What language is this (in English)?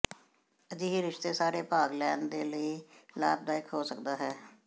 Punjabi